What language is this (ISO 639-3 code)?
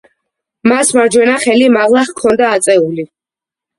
kat